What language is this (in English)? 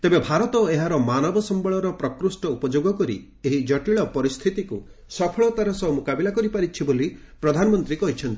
Odia